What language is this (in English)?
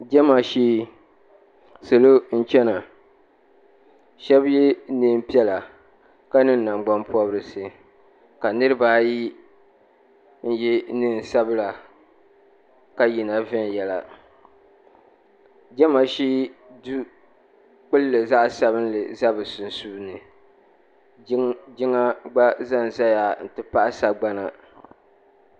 Dagbani